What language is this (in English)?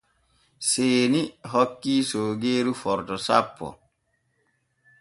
Borgu Fulfulde